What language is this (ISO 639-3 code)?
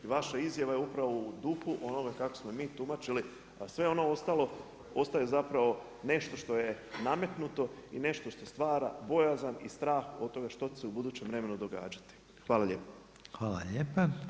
hrv